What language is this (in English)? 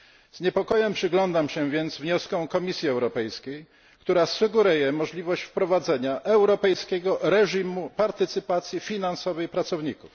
Polish